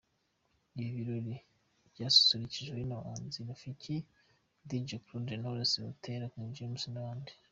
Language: Kinyarwanda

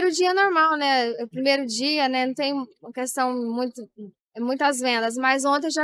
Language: Portuguese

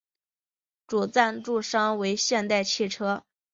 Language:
Chinese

